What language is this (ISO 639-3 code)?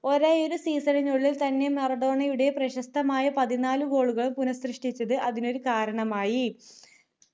mal